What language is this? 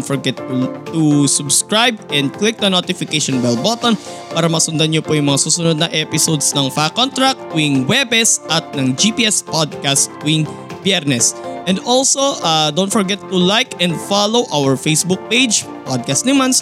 Filipino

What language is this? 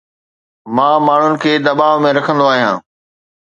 Sindhi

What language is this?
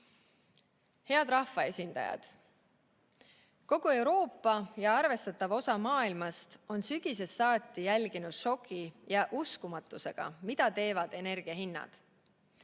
Estonian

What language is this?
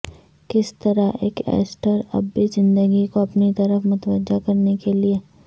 Urdu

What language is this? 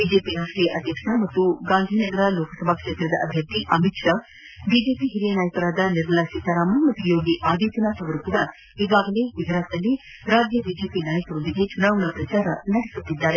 Kannada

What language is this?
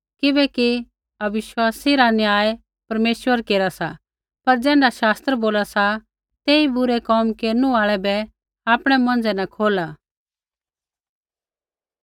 Kullu Pahari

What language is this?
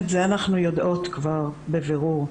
Hebrew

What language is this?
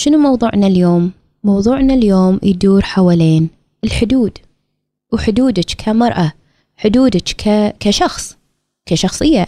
Arabic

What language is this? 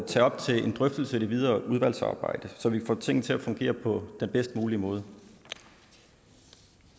Danish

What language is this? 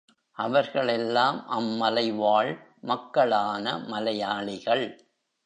Tamil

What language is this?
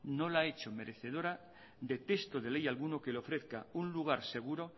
Spanish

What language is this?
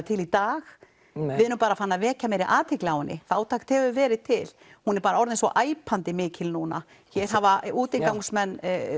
Icelandic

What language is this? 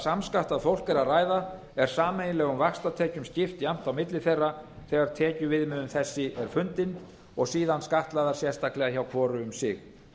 Icelandic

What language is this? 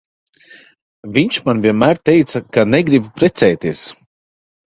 Latvian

